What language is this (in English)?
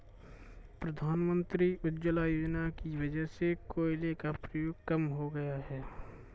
Hindi